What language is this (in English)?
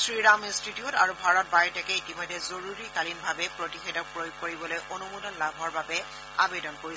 Assamese